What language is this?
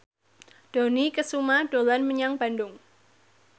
Javanese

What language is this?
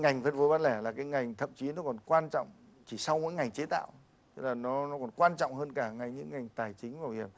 Vietnamese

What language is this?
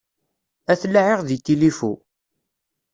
Kabyle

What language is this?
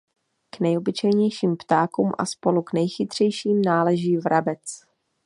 Czech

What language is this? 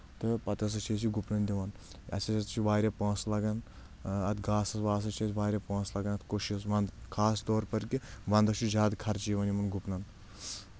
Kashmiri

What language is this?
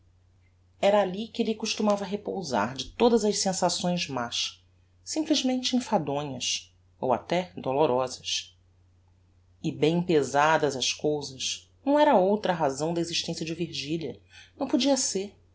Portuguese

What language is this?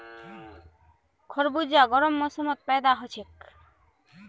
Magahi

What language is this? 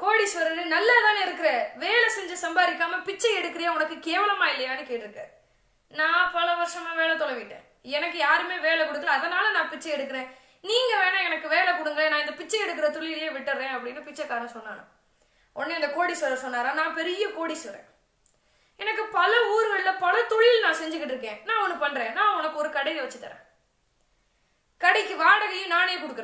Dutch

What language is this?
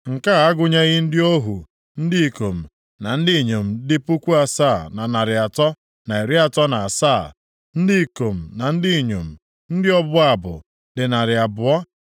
Igbo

